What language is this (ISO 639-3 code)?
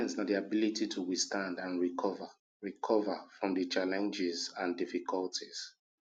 pcm